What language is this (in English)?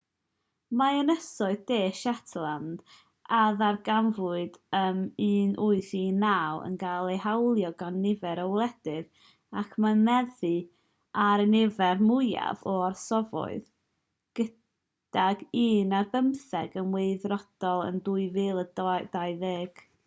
Welsh